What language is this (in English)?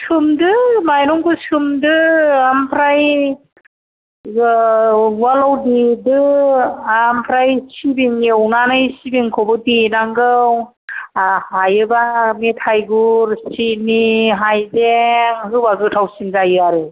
Bodo